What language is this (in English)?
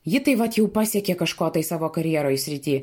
Lithuanian